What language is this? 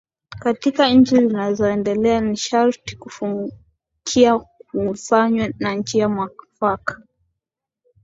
Swahili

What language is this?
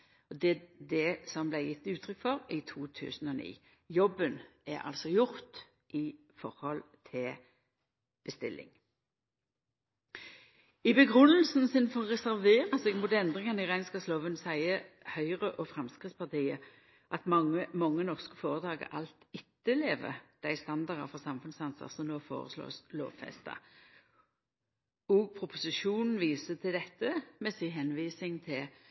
Norwegian Nynorsk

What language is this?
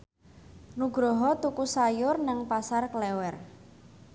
Javanese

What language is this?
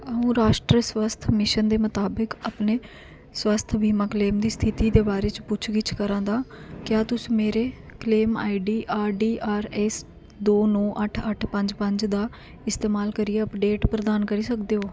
Dogri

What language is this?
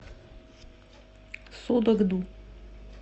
Russian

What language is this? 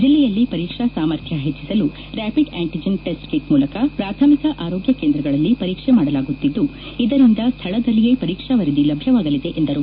Kannada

